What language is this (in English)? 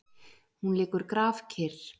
Icelandic